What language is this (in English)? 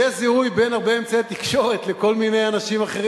Hebrew